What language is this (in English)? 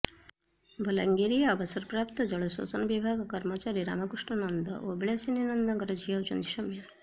Odia